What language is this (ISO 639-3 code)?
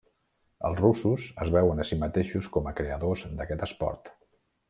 cat